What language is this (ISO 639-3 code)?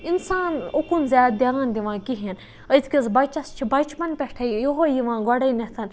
kas